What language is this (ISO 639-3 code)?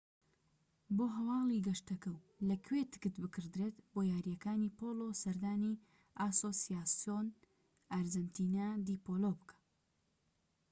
ckb